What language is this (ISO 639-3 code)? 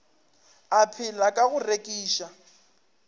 nso